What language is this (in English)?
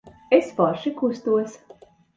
Latvian